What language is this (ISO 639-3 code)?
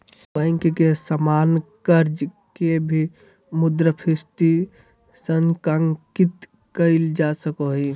mag